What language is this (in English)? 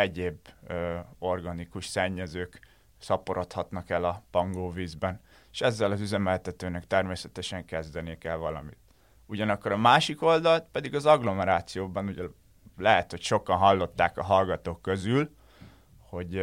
Hungarian